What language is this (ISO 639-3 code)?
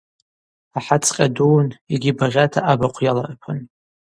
abq